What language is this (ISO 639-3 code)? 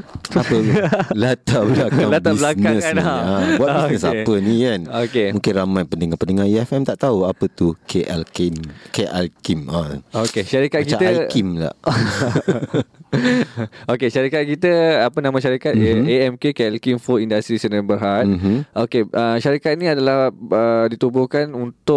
msa